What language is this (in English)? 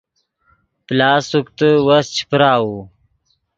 Yidgha